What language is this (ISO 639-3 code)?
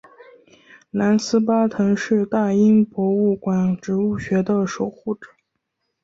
zho